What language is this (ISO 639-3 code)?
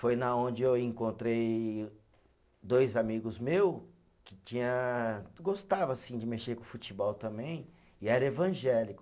por